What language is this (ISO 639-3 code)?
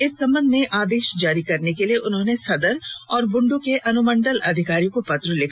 hin